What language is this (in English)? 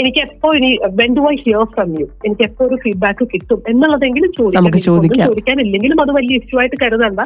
Malayalam